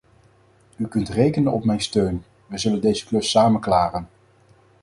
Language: Dutch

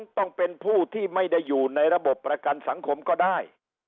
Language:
Thai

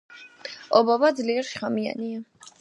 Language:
Georgian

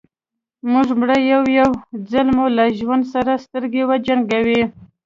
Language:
Pashto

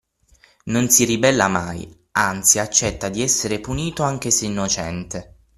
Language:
Italian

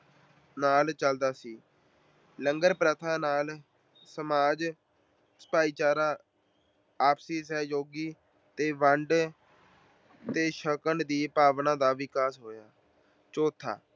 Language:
Punjabi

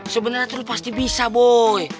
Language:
Indonesian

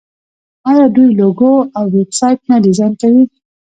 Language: Pashto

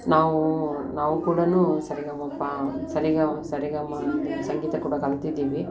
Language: Kannada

